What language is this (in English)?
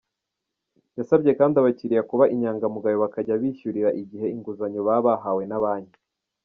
Kinyarwanda